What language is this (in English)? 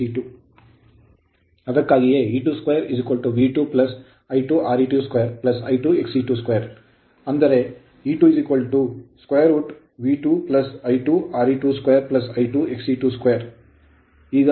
Kannada